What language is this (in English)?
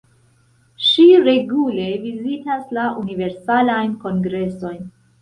Esperanto